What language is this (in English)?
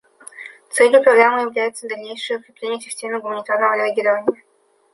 Russian